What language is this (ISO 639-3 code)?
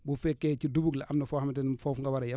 wol